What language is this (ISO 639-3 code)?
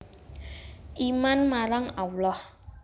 jav